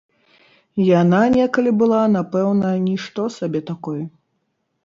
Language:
Belarusian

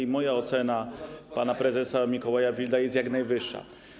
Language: Polish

